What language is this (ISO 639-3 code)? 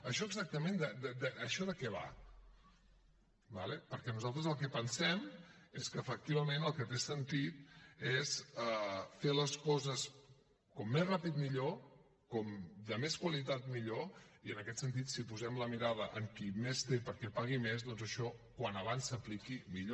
cat